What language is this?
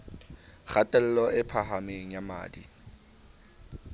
Southern Sotho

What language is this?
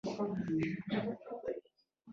Pashto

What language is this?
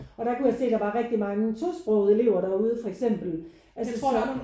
Danish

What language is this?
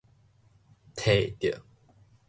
Min Nan Chinese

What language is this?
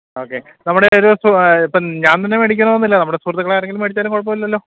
Malayalam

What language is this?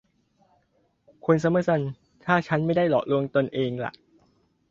Thai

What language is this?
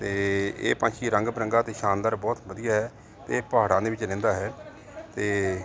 Punjabi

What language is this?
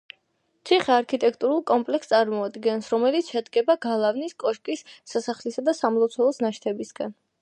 Georgian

